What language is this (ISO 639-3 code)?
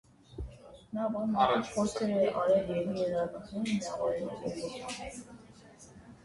hye